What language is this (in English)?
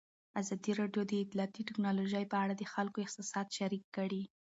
Pashto